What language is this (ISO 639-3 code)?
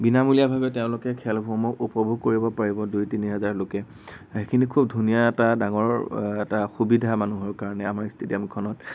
asm